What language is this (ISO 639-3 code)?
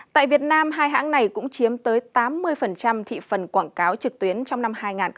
vie